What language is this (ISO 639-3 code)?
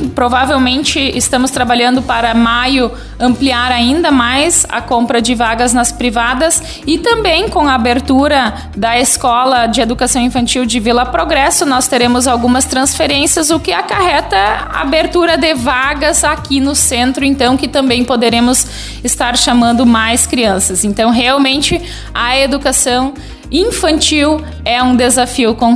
por